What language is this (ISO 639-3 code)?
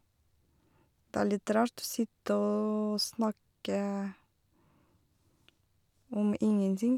nor